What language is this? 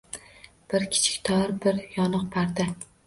Uzbek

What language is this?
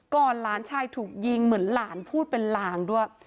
Thai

